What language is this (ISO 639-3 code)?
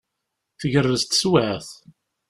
kab